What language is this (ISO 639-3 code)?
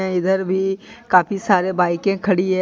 hin